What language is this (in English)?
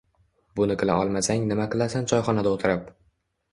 Uzbek